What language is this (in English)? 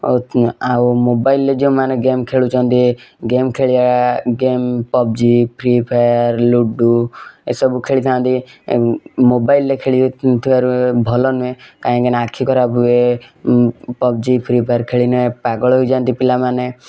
Odia